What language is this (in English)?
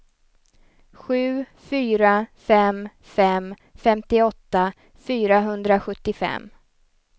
Swedish